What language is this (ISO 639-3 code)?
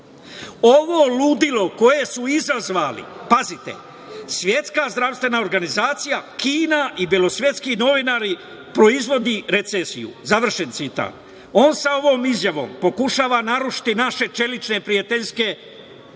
srp